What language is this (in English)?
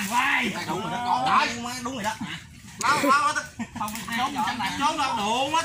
Vietnamese